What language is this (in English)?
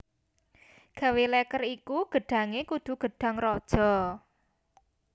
Javanese